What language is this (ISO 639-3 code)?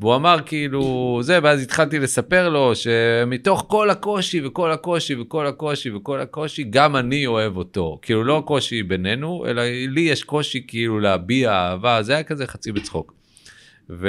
heb